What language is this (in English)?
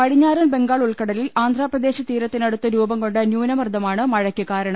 Malayalam